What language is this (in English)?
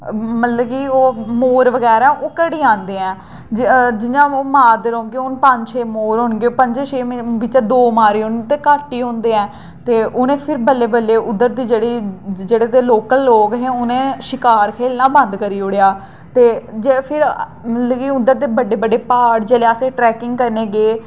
Dogri